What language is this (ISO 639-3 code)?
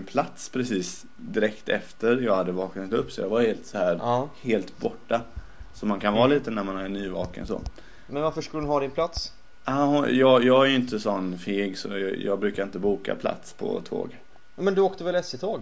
swe